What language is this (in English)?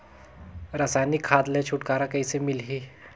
Chhattisgarhi